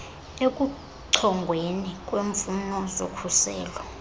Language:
Xhosa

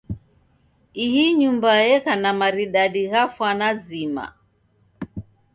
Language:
Taita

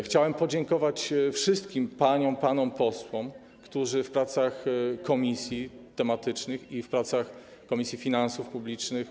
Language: Polish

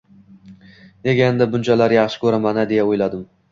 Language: Uzbek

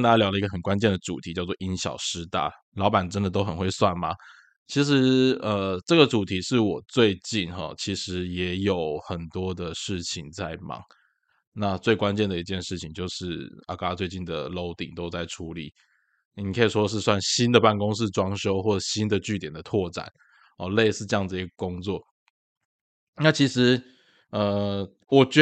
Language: Chinese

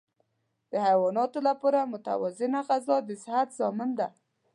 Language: Pashto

